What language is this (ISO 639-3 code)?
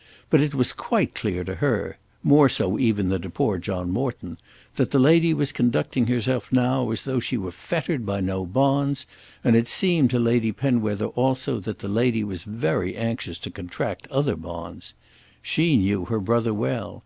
eng